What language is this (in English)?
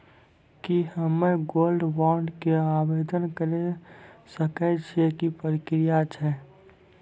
Maithili